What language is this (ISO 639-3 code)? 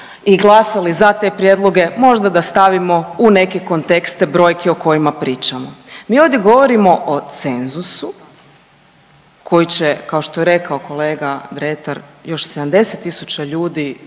hrv